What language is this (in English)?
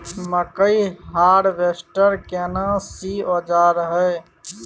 Maithili